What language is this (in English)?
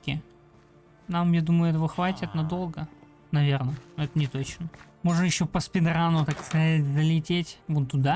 Russian